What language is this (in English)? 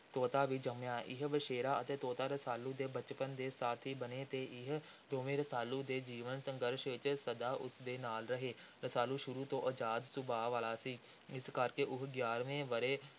Punjabi